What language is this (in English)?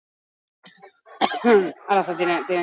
Basque